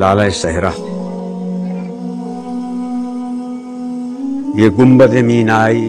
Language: Hindi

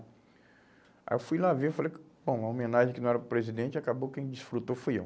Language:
Portuguese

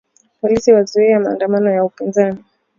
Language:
Swahili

